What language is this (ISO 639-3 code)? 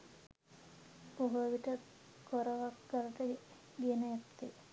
sin